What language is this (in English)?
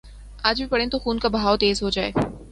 Urdu